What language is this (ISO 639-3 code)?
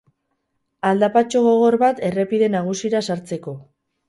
eus